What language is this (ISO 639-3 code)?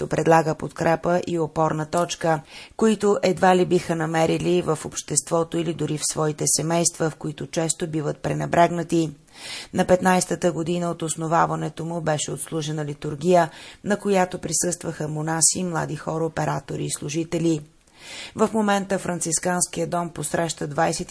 bul